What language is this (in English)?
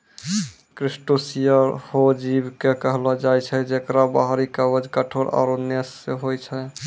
Maithili